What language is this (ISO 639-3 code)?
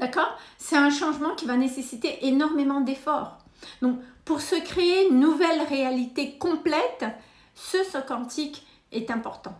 fra